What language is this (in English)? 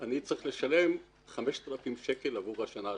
Hebrew